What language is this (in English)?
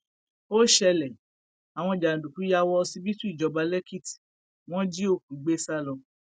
Yoruba